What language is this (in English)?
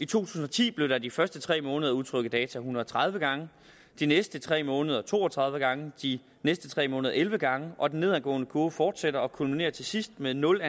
Danish